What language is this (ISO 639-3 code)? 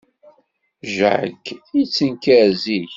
kab